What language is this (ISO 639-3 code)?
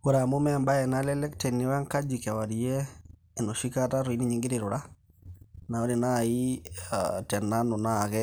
mas